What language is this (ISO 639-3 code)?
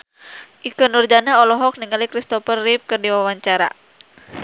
sun